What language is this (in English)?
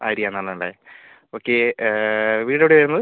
Malayalam